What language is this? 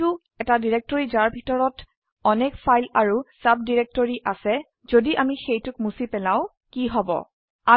Assamese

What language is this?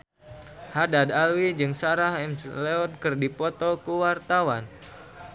Sundanese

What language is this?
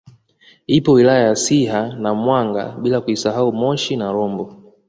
Swahili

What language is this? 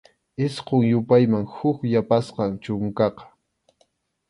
Arequipa-La Unión Quechua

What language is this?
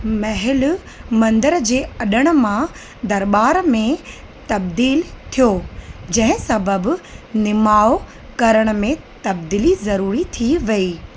Sindhi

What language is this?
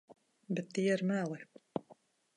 Latvian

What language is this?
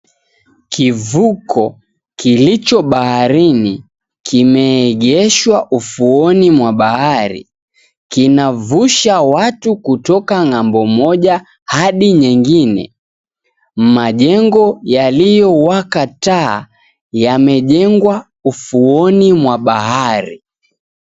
Swahili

